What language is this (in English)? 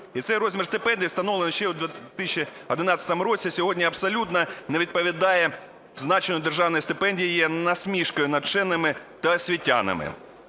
Ukrainian